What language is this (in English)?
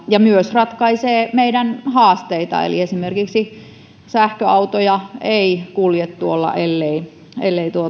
Finnish